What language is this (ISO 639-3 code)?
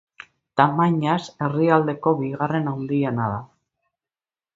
eus